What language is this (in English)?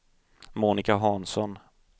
Swedish